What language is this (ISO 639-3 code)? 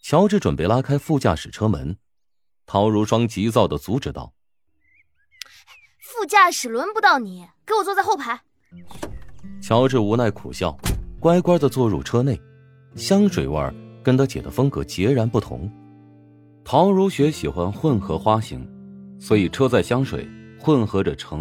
zho